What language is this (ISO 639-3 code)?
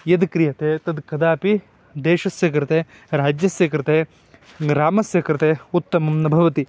san